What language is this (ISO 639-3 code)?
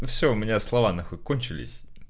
rus